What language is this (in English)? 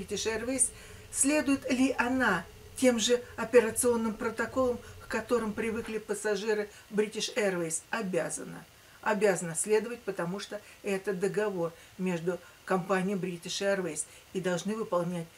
Russian